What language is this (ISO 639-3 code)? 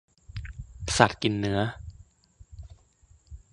tha